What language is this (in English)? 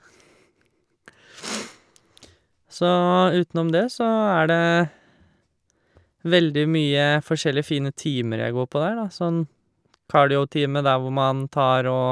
Norwegian